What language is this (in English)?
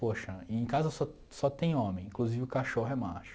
Portuguese